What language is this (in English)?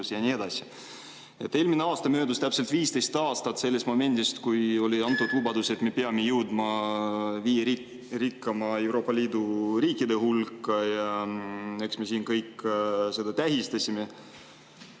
Estonian